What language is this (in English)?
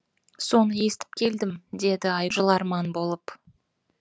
Kazakh